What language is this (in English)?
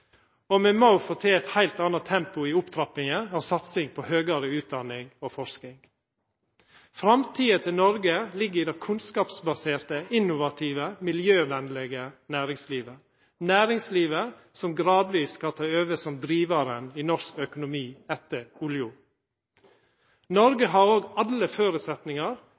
Norwegian Nynorsk